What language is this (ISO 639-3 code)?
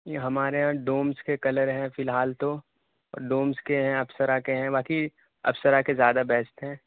urd